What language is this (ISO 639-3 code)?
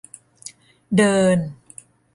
tha